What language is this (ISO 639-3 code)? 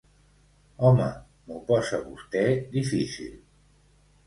cat